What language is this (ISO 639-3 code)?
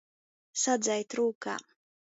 ltg